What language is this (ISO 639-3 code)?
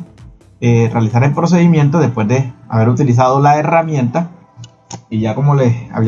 spa